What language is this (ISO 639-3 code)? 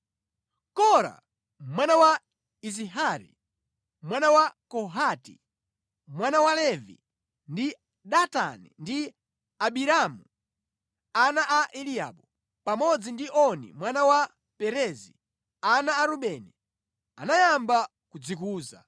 nya